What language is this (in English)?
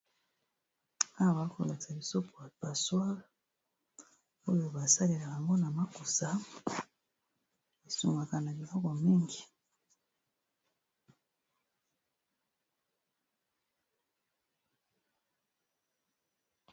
Lingala